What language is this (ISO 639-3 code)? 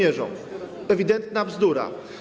pol